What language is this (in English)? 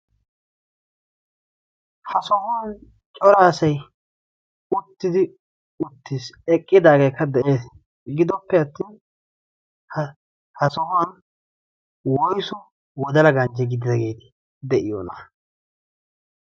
Wolaytta